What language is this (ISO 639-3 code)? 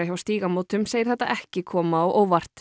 isl